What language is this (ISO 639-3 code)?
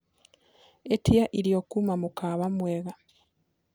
kik